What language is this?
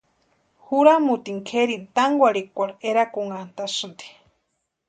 Western Highland Purepecha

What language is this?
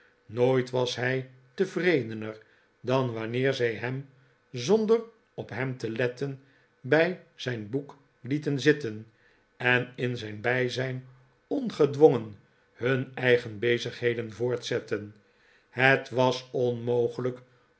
Dutch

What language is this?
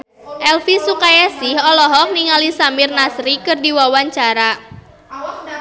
Sundanese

